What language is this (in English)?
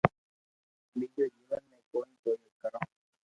Loarki